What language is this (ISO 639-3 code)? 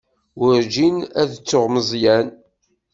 kab